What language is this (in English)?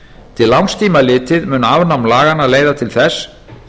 Icelandic